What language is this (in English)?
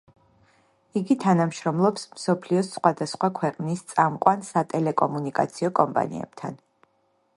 Georgian